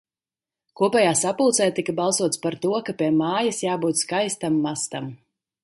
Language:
Latvian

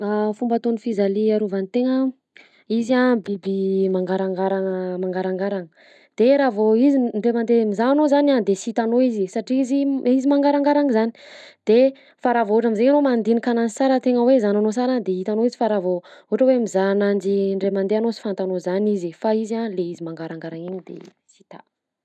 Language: Southern Betsimisaraka Malagasy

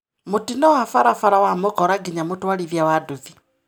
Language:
Kikuyu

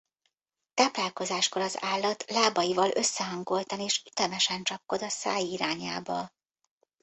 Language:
Hungarian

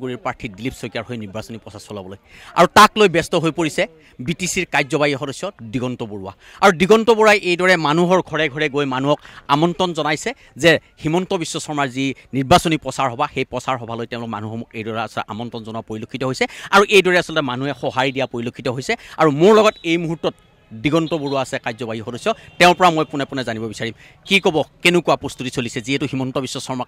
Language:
Bangla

